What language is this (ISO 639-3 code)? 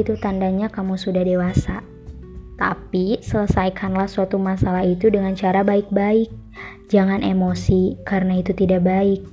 ind